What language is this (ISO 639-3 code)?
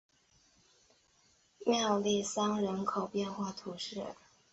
zho